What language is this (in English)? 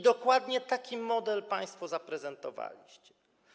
Polish